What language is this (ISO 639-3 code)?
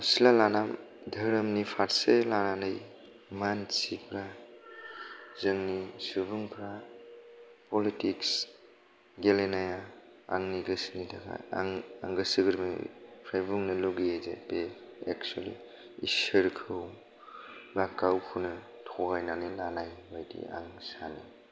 brx